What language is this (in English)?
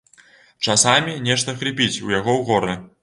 Belarusian